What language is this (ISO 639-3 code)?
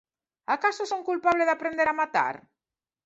glg